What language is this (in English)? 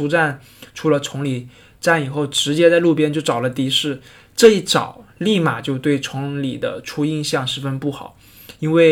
Chinese